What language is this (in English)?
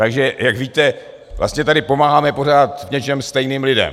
Czech